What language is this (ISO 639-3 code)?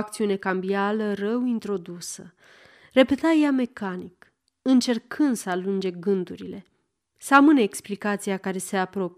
ron